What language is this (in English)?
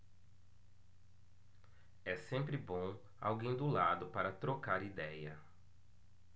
Portuguese